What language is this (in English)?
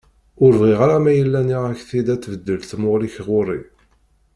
Kabyle